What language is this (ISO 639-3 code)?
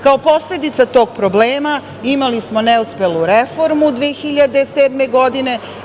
srp